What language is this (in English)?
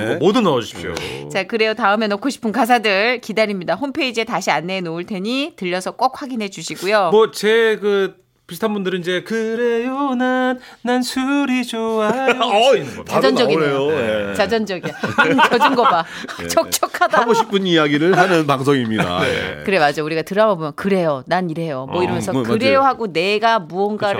Korean